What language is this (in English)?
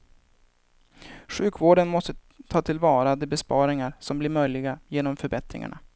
Swedish